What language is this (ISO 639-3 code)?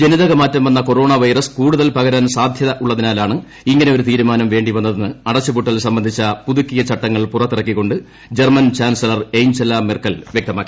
mal